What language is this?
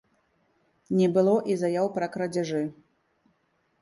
Belarusian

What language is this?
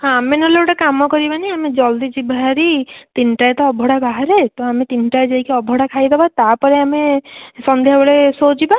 Odia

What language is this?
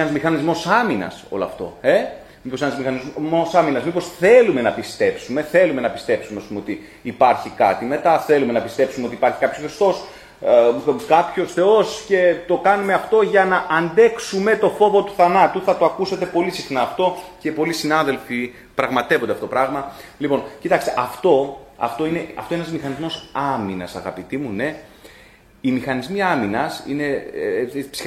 Greek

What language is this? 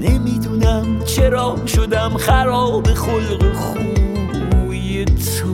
Persian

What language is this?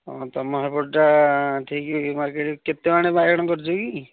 Odia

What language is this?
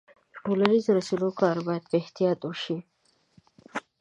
Pashto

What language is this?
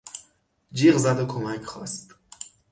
Persian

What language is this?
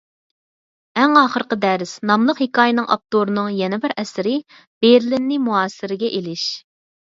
Uyghur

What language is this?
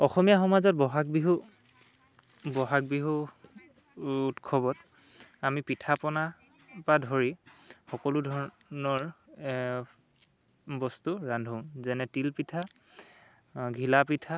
Assamese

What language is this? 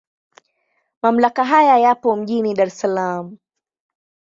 Swahili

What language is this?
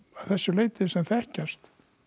Icelandic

